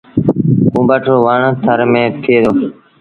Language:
Sindhi Bhil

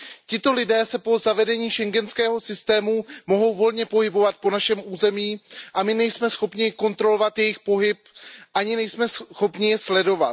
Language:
Czech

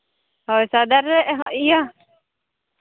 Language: Santali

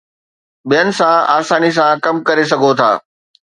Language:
Sindhi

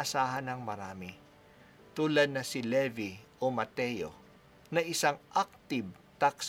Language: Filipino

